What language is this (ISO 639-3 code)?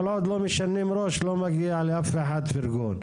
heb